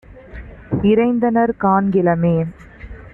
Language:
Tamil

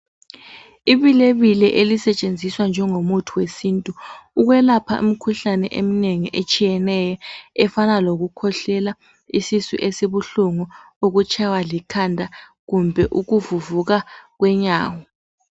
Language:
North Ndebele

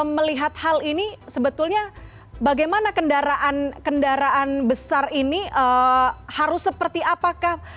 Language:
Indonesian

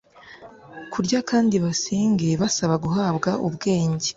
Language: Kinyarwanda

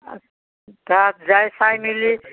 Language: Assamese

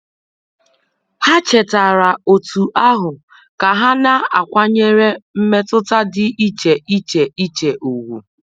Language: Igbo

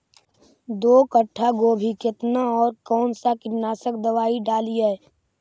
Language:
Magahi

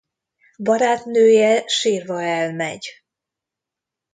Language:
Hungarian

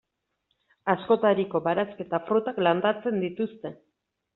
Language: Basque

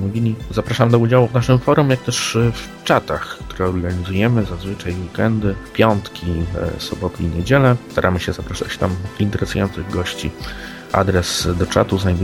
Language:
Polish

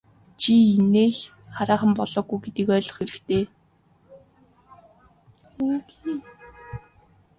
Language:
Mongolian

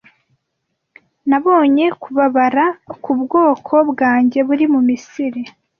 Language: Kinyarwanda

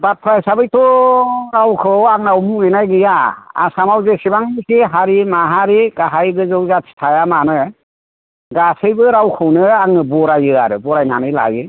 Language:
Bodo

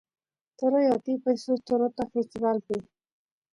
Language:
Santiago del Estero Quichua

